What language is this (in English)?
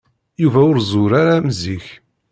Kabyle